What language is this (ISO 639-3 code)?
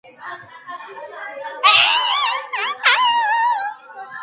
kat